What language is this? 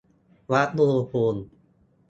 Thai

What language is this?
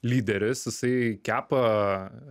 Lithuanian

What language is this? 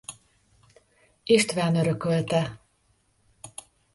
Hungarian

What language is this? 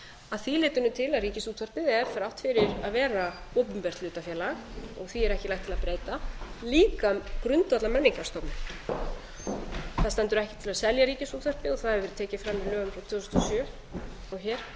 Icelandic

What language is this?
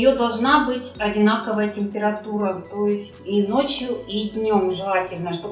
Russian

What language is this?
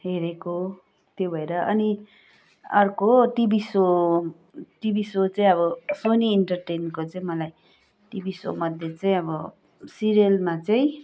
Nepali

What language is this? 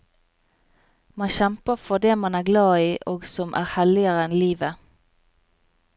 Norwegian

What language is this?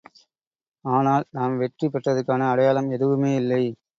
Tamil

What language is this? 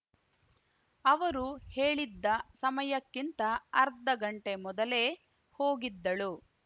Kannada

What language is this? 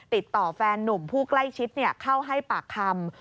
Thai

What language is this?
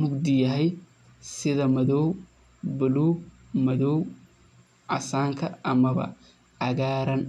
Somali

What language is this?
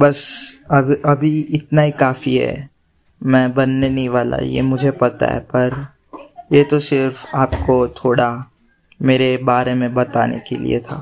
Hindi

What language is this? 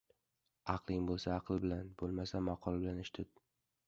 Uzbek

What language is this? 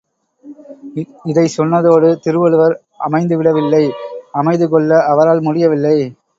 Tamil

